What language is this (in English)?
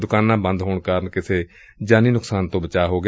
Punjabi